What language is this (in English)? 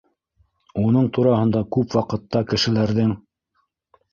Bashkir